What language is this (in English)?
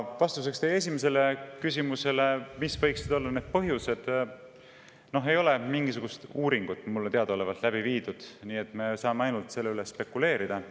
Estonian